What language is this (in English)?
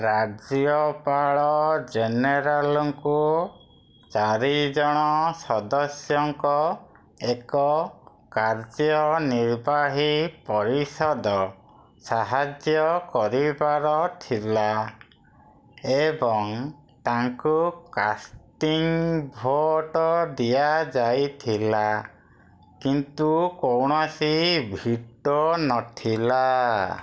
Odia